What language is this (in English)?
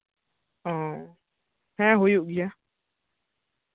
Santali